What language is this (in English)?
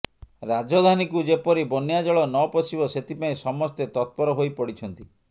Odia